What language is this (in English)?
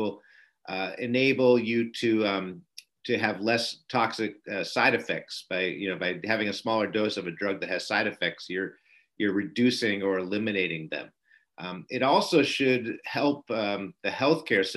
English